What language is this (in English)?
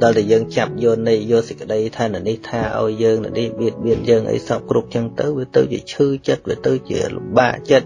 Vietnamese